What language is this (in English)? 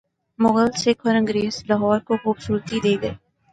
Urdu